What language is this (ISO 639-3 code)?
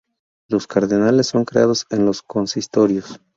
spa